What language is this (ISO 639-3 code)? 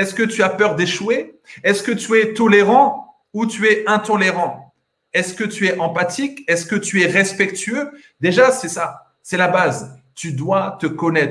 fra